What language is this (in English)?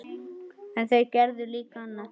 Icelandic